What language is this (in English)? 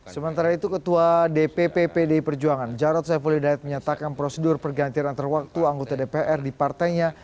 Indonesian